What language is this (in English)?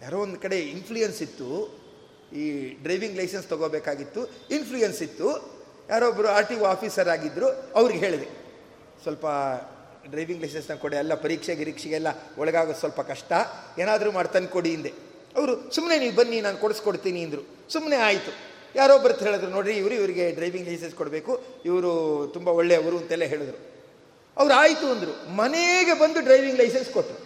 Kannada